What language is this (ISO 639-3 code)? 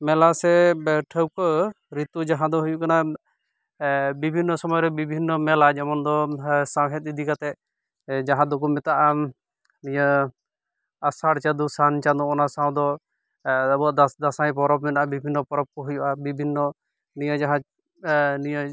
sat